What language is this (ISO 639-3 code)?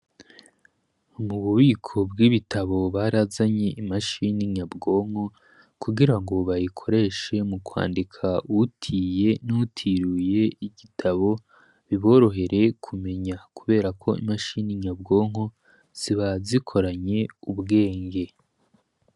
run